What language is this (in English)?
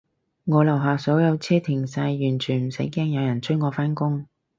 Cantonese